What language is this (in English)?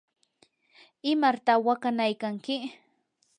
Yanahuanca Pasco Quechua